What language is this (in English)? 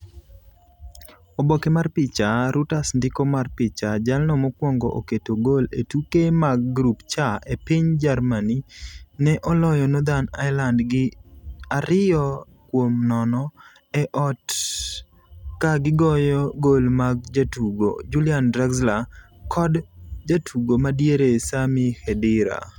Luo (Kenya and Tanzania)